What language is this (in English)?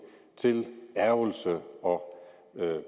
Danish